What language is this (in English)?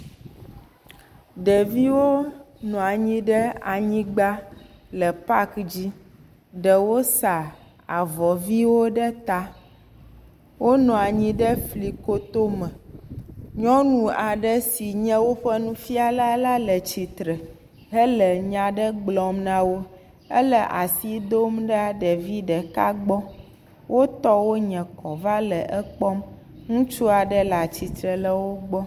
Ewe